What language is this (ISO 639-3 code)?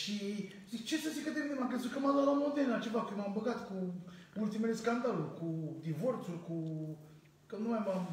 ron